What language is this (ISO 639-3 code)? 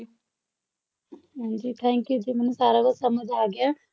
pan